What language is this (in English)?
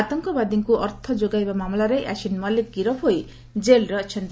Odia